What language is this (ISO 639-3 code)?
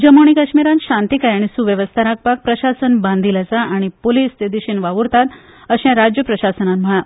kok